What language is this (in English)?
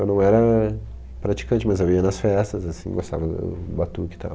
Portuguese